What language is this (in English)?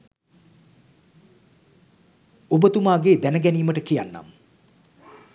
Sinhala